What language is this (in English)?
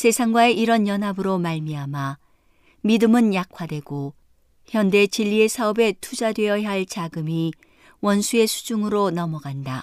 Korean